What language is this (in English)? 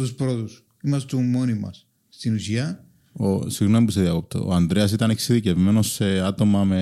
Greek